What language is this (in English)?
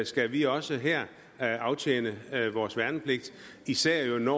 Danish